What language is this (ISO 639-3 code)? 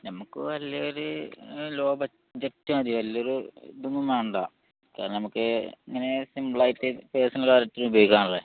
mal